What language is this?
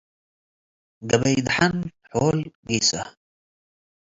Tigre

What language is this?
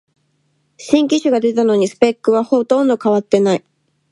Japanese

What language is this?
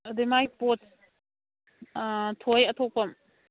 Manipuri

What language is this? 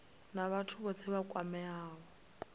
Venda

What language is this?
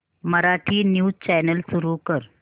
Marathi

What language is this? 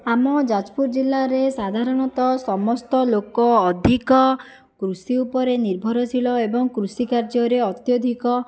Odia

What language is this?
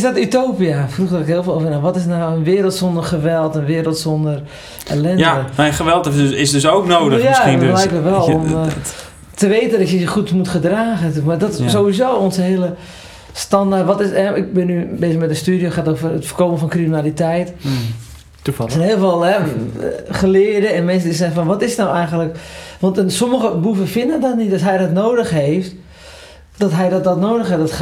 Dutch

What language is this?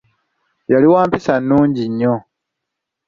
Ganda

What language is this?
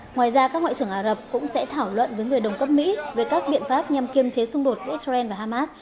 Vietnamese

